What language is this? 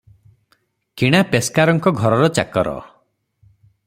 Odia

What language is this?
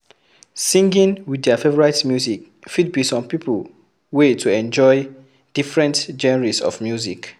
Nigerian Pidgin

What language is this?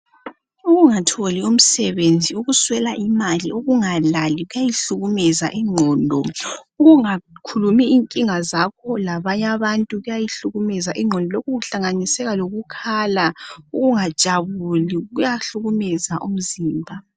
North Ndebele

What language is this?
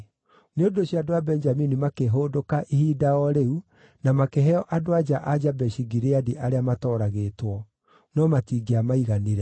Kikuyu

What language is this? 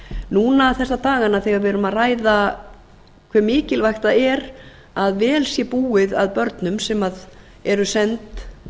Icelandic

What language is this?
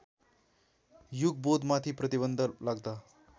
Nepali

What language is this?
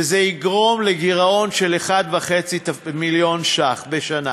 Hebrew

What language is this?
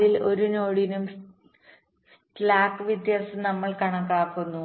Malayalam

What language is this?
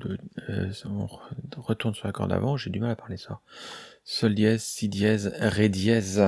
French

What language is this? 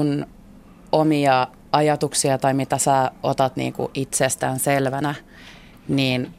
Finnish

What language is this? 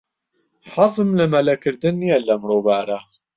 Central Kurdish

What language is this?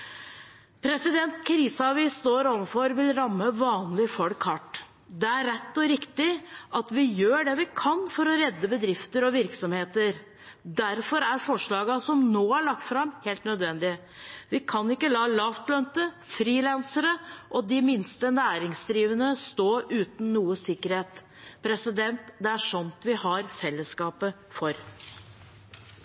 Norwegian Bokmål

